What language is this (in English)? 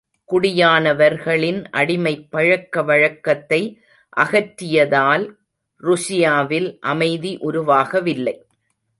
Tamil